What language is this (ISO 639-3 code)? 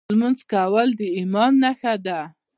pus